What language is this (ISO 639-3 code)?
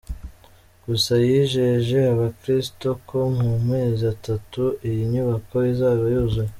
kin